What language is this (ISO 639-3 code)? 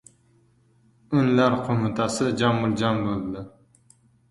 uzb